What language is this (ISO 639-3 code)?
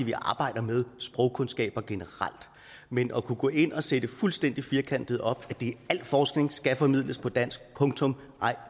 dan